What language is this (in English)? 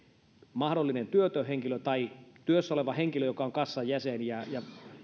Finnish